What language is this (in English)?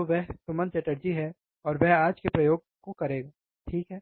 Hindi